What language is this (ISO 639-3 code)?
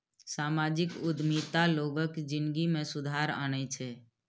mai